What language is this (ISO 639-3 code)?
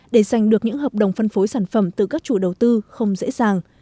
vie